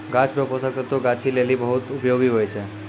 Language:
Maithili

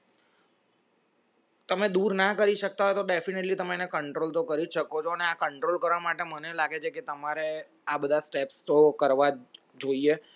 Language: Gujarati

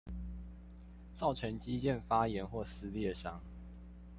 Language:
Chinese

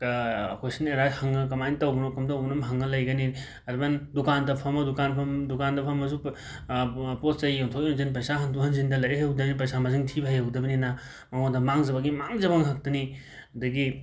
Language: Manipuri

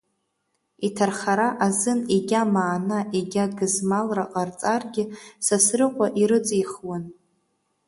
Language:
Abkhazian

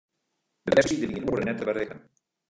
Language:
Western Frisian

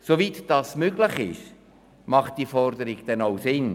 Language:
Swiss German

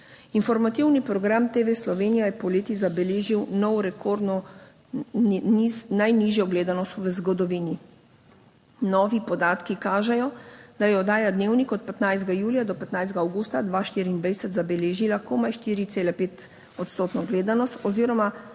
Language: Slovenian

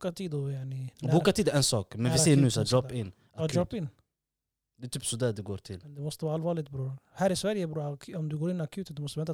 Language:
Swedish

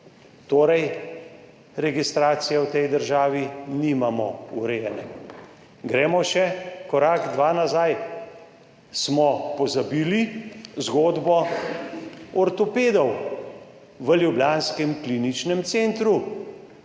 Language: Slovenian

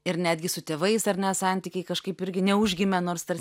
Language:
Lithuanian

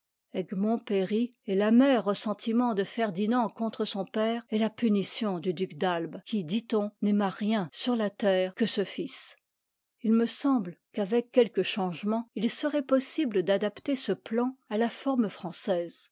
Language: French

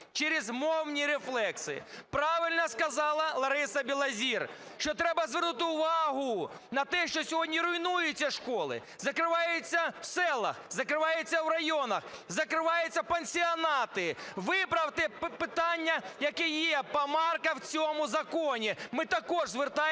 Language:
Ukrainian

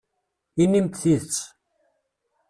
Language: Kabyle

